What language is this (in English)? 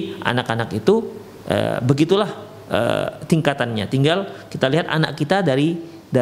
Indonesian